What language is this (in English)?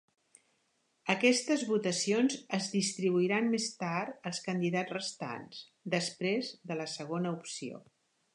Catalan